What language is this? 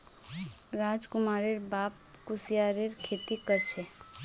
Magahi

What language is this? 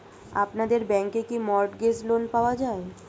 Bangla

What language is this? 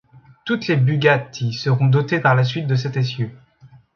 French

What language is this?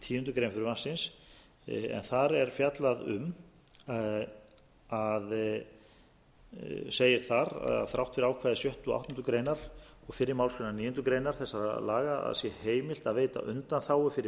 Icelandic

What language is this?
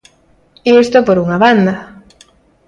Galician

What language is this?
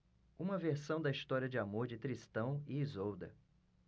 Portuguese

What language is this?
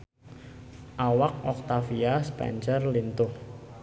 Sundanese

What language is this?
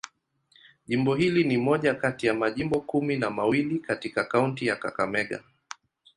Swahili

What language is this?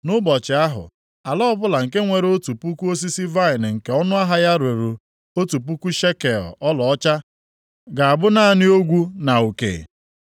Igbo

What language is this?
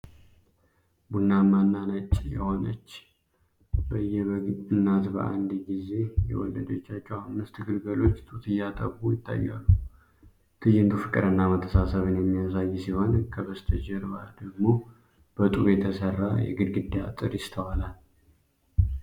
Amharic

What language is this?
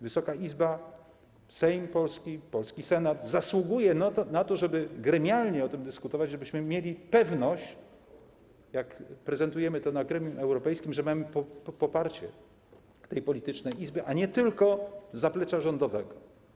Polish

